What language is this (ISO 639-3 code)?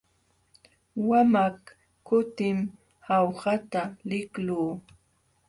qxw